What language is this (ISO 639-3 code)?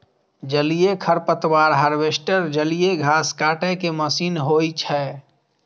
mai